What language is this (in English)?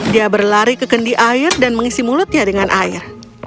Indonesian